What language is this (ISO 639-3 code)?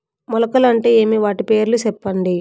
tel